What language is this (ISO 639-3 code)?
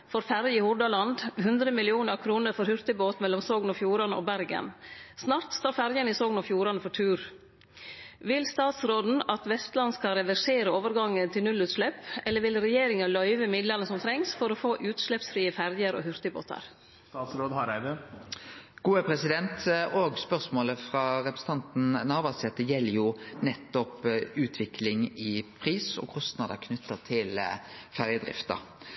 nno